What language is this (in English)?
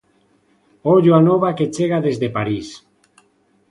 Galician